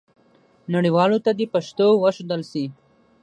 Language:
Pashto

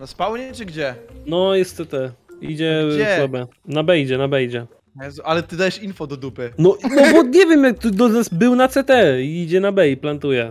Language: Polish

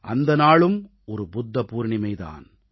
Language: Tamil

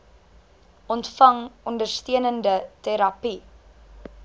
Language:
Afrikaans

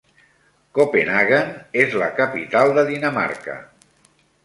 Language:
Catalan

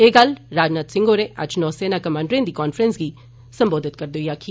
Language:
Dogri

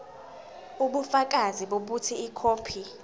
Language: Zulu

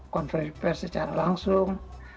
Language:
Indonesian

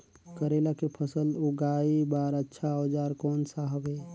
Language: Chhattisgarhi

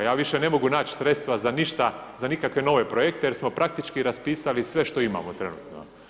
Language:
Croatian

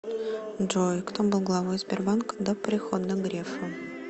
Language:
Russian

